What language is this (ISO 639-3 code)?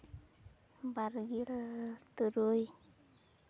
sat